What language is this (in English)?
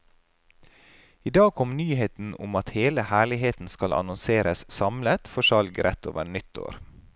Norwegian